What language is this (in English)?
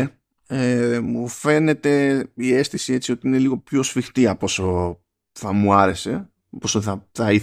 Greek